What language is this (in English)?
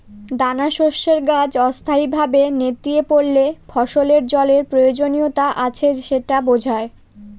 Bangla